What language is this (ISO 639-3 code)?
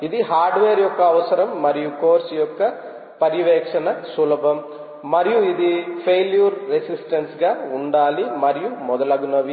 tel